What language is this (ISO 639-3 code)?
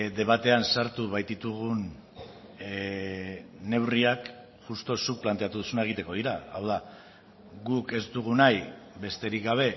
eus